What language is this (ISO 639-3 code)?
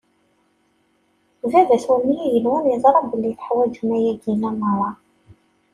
kab